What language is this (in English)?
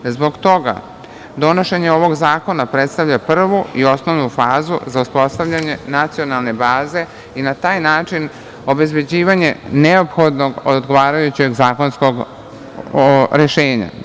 Serbian